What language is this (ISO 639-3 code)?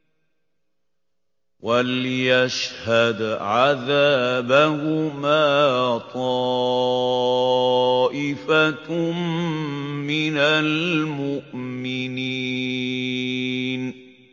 ara